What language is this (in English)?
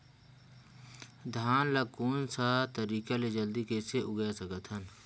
Chhattisgarhi